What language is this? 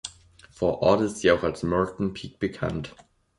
German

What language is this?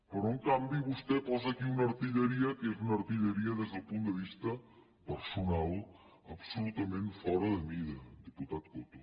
Catalan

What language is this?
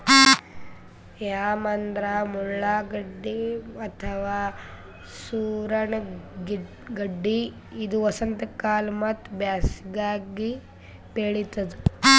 Kannada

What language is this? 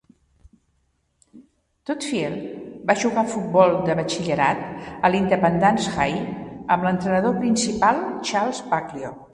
Catalan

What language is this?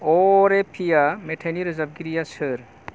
Bodo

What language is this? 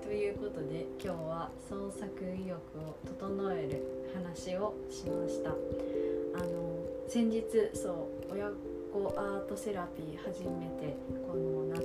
Japanese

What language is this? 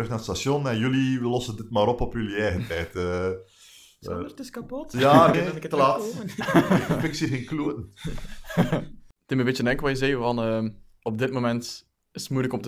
Dutch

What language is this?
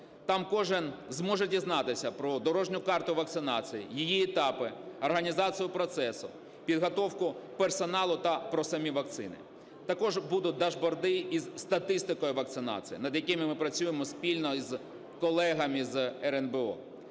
Ukrainian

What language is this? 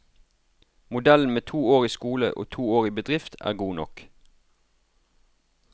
Norwegian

